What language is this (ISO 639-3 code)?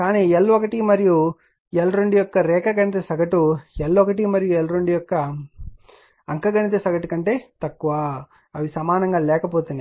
tel